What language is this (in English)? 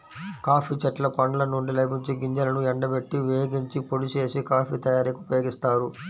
Telugu